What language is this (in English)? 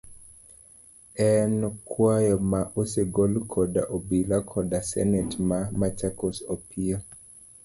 Luo (Kenya and Tanzania)